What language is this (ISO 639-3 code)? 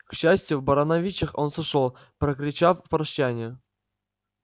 rus